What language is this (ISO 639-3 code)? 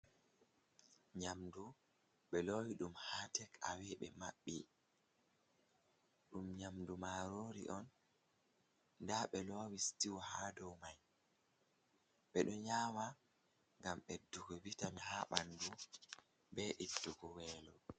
ful